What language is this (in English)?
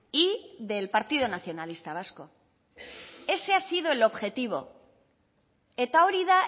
Spanish